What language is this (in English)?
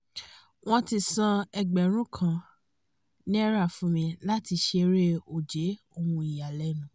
Yoruba